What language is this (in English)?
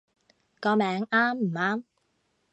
Cantonese